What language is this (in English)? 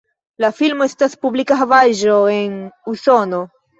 Esperanto